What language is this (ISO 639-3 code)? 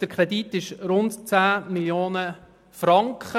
gsw